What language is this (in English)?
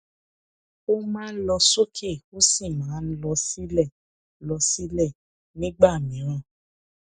Yoruba